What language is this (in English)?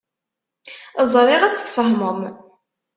Kabyle